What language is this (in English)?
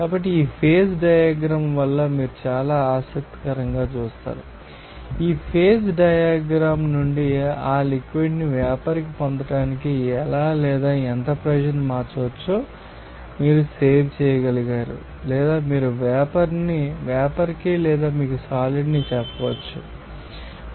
Telugu